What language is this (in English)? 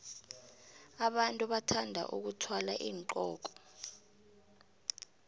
South Ndebele